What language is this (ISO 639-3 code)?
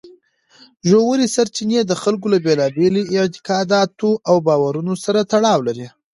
pus